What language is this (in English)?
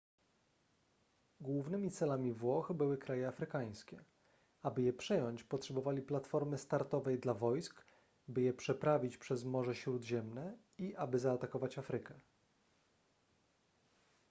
Polish